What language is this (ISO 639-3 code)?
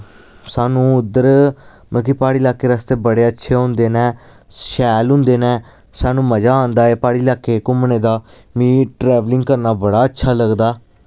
doi